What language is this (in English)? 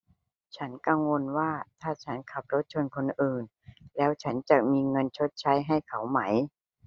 Thai